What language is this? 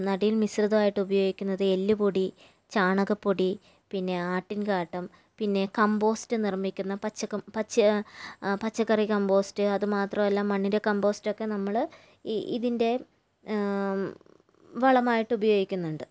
Malayalam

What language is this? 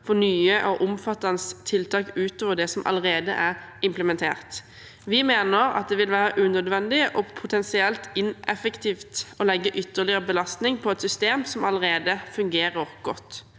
Norwegian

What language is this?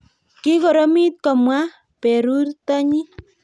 Kalenjin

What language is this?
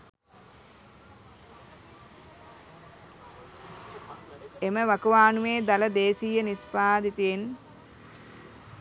Sinhala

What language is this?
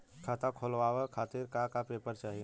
Bhojpuri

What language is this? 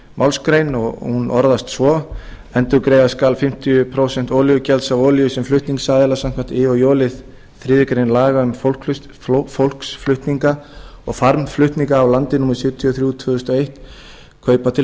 Icelandic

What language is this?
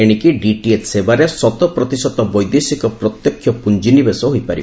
Odia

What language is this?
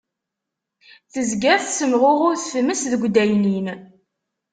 Kabyle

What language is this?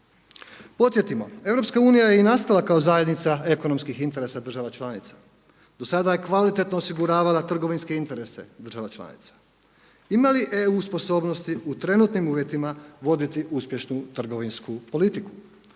Croatian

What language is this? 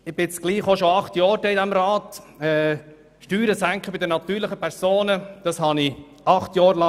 Swiss German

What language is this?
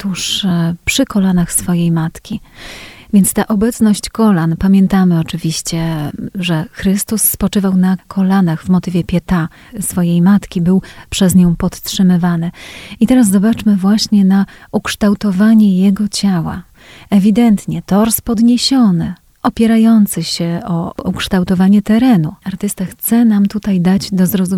Polish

